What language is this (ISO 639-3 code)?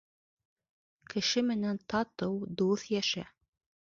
bak